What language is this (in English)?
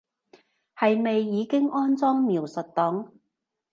Cantonese